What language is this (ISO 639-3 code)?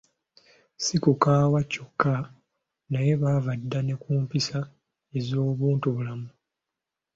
lug